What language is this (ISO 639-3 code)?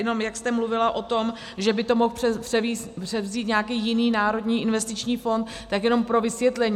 ces